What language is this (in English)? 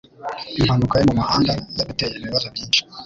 Kinyarwanda